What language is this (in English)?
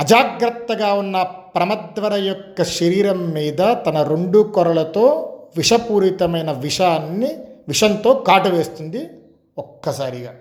Telugu